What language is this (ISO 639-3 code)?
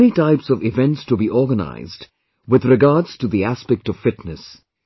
eng